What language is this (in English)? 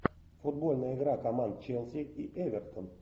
Russian